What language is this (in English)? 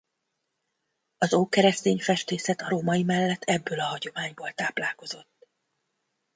Hungarian